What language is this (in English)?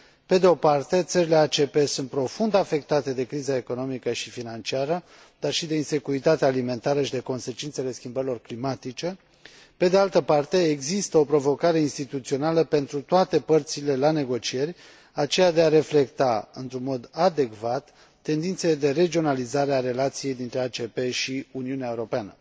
Romanian